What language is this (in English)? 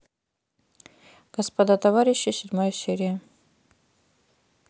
Russian